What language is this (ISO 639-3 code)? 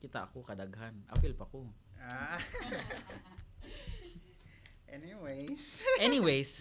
fil